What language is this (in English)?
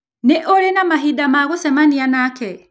Kikuyu